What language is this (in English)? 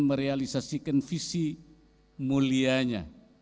Indonesian